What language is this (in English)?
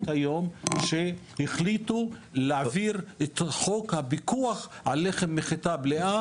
Hebrew